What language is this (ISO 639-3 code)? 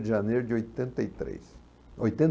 por